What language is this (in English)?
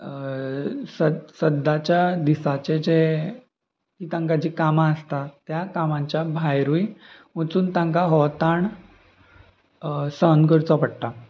Konkani